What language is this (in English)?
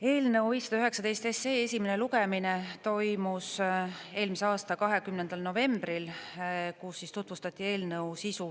Estonian